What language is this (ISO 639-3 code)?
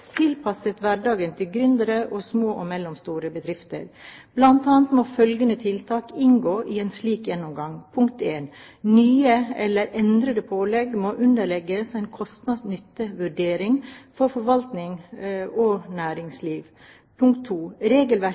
nob